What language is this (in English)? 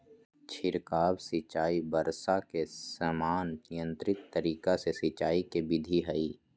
Magahi